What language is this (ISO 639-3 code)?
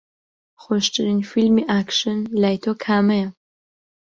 ckb